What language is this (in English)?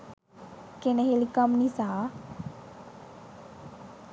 Sinhala